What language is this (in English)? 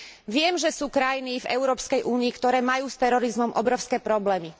Slovak